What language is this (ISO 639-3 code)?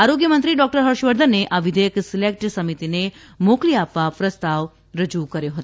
guj